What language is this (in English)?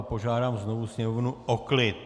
Czech